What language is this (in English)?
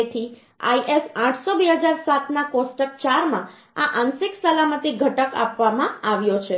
Gujarati